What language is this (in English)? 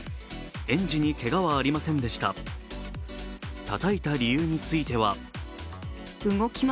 Japanese